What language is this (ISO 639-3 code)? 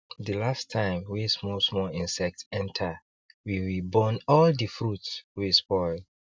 pcm